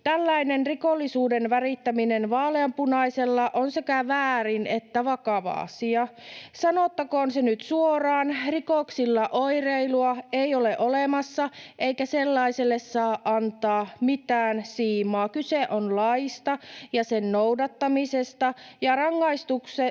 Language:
Finnish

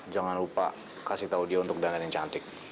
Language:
Indonesian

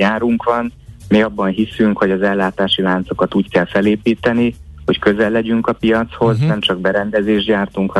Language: Hungarian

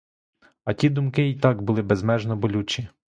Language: Ukrainian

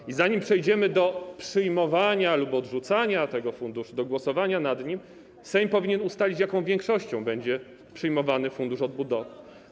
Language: Polish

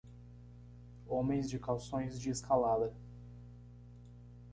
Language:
Portuguese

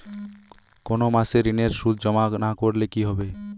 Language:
Bangla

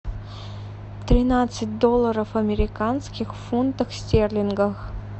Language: Russian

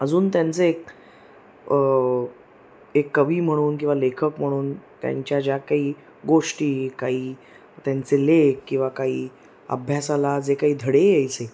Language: Marathi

